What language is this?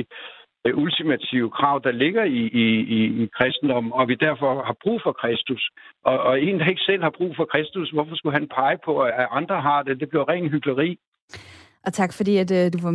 Danish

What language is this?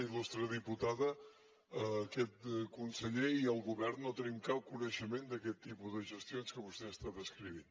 Catalan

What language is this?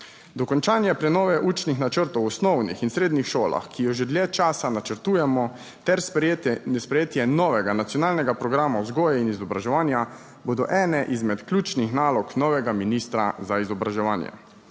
Slovenian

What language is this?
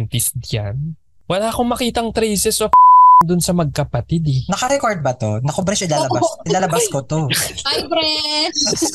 Filipino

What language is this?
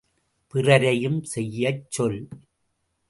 Tamil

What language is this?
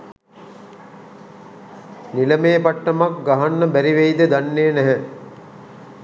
Sinhala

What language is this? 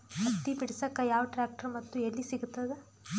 Kannada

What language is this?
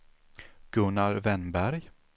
Swedish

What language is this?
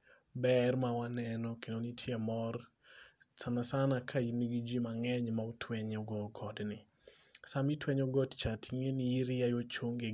Luo (Kenya and Tanzania)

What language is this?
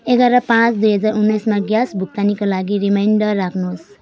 Nepali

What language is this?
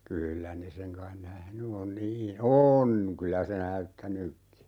Finnish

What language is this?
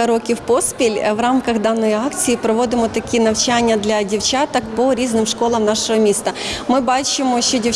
Ukrainian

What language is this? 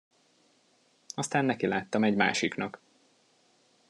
Hungarian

